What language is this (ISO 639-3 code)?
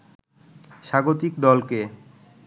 ben